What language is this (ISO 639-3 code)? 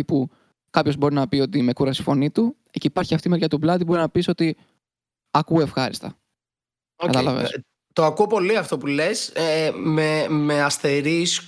ell